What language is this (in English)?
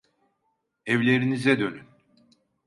Turkish